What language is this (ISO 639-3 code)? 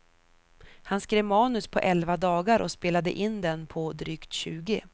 swe